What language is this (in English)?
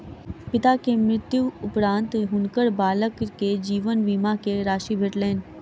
Maithili